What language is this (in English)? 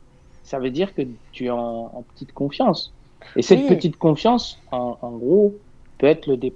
French